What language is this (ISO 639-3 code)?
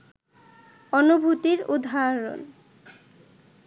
ben